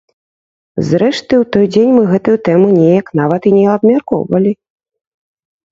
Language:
Belarusian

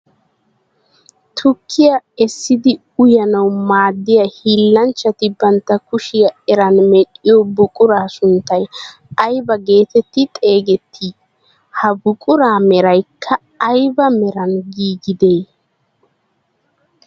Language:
Wolaytta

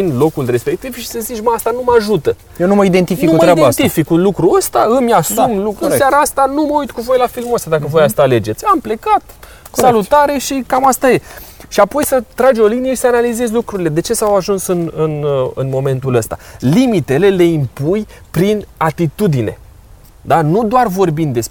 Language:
Romanian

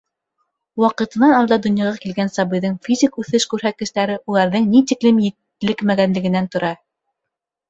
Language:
Bashkir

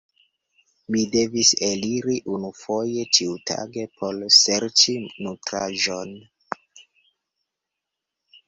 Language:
Esperanto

